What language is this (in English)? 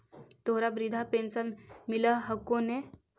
Magahi